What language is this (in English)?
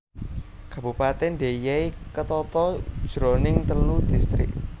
Javanese